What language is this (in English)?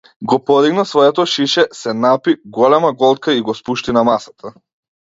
Macedonian